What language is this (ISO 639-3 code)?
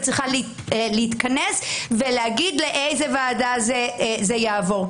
heb